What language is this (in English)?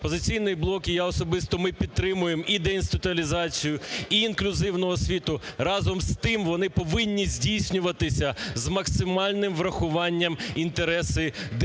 Ukrainian